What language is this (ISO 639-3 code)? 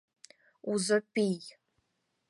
chm